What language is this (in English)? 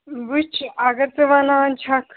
Kashmiri